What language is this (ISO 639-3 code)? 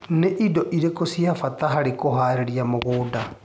kik